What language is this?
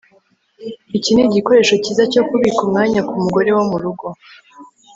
Kinyarwanda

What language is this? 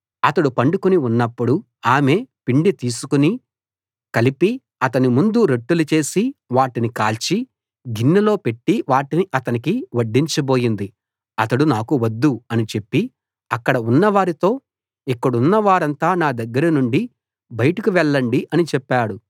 Telugu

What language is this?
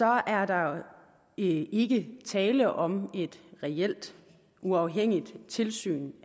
Danish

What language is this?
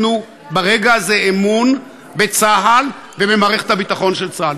Hebrew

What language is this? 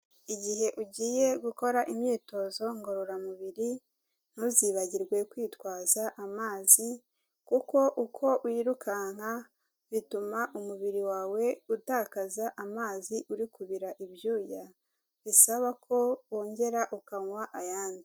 Kinyarwanda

